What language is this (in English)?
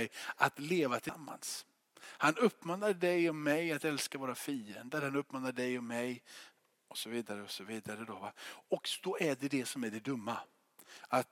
Swedish